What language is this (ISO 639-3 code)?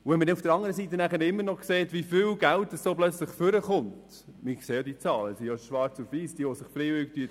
gsw